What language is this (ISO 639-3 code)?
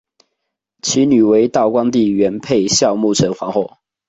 zho